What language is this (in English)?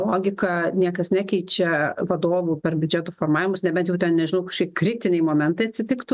Lithuanian